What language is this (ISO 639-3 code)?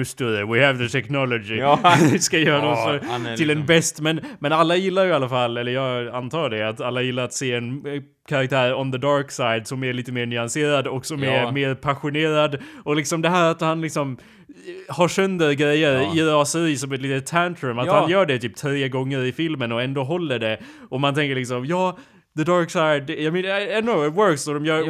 swe